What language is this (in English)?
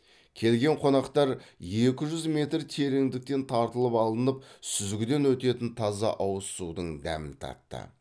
Kazakh